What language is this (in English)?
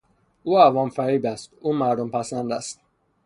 Persian